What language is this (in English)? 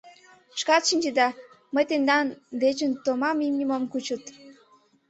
Mari